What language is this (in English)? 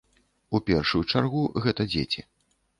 Belarusian